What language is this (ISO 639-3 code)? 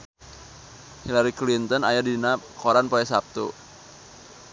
sun